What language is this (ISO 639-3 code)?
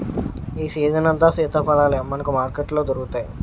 tel